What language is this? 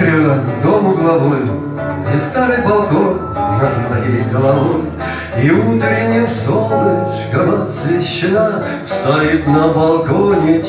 Russian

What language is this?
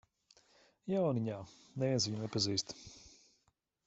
Latvian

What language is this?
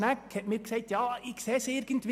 Swiss German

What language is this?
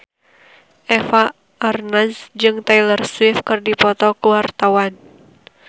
Sundanese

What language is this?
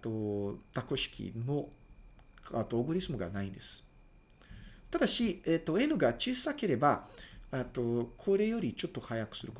Japanese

